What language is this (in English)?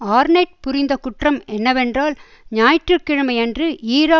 Tamil